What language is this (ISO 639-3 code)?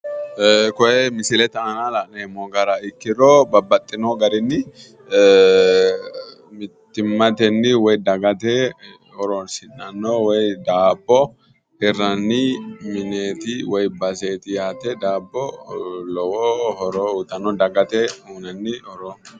sid